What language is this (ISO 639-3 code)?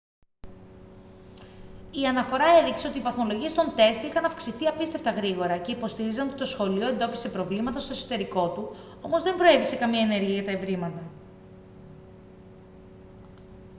ell